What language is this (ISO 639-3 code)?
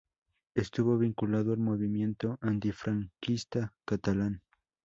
spa